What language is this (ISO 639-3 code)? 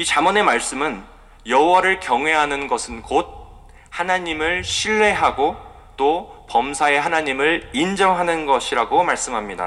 kor